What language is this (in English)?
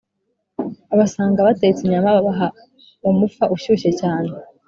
Kinyarwanda